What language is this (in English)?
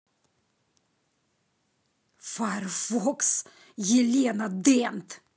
Russian